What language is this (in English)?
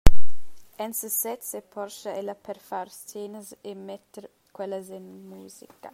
Romansh